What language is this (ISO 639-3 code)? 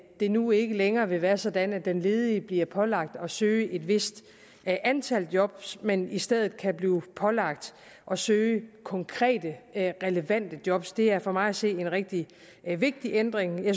dan